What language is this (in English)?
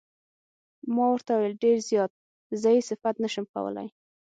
Pashto